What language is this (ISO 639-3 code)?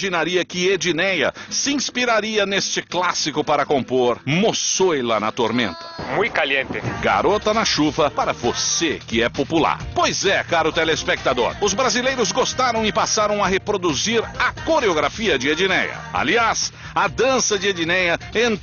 por